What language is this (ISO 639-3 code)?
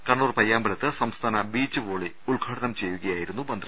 mal